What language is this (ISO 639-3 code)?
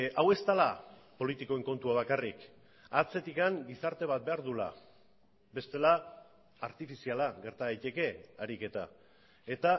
eus